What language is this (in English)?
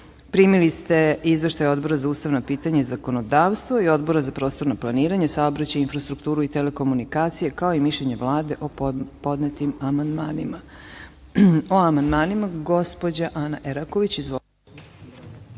Serbian